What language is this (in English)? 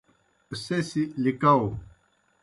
Kohistani Shina